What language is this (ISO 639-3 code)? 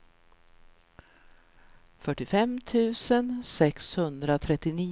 swe